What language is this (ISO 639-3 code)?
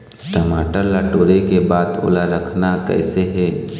hne